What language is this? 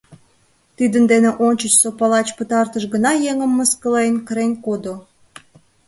Mari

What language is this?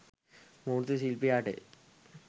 Sinhala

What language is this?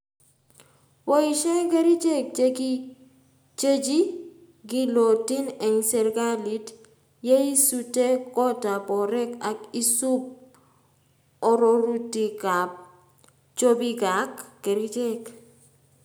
Kalenjin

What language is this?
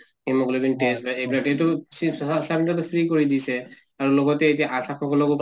Assamese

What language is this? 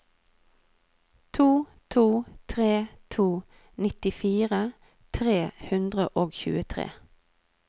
Norwegian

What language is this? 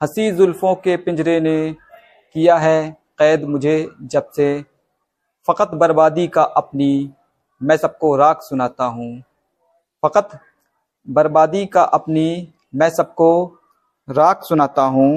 Hindi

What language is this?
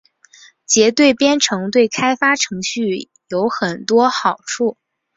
Chinese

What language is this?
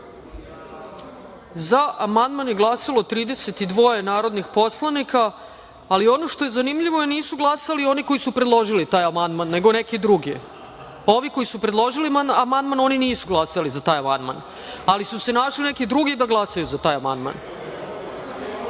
Serbian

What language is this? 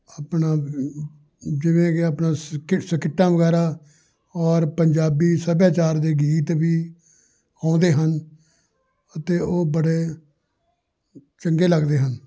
Punjabi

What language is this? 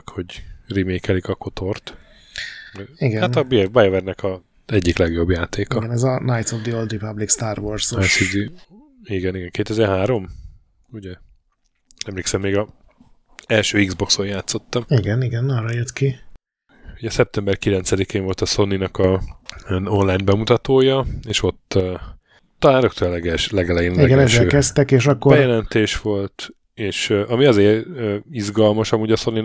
Hungarian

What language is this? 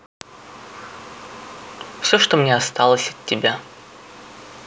Russian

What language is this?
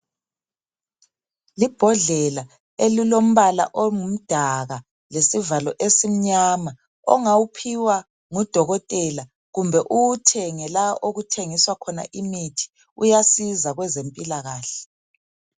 North Ndebele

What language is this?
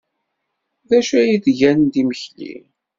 Kabyle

